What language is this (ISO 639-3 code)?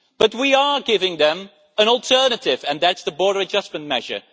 eng